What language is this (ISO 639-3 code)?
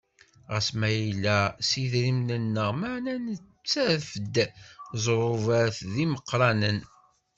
kab